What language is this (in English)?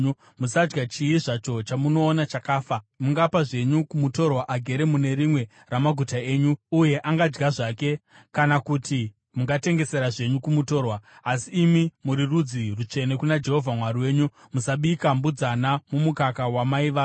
Shona